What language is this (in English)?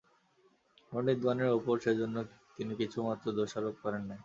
Bangla